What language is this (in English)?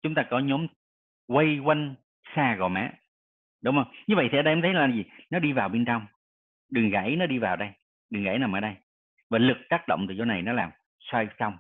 Vietnamese